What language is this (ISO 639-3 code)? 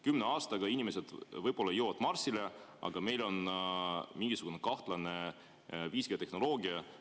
est